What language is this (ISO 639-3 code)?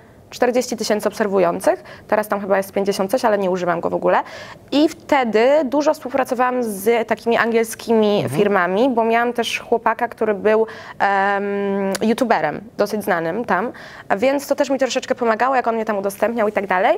pol